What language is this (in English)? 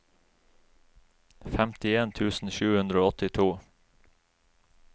Norwegian